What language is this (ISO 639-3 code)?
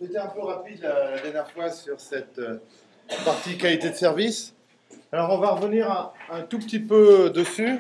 fra